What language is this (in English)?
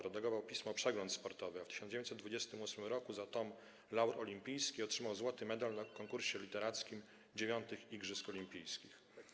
Polish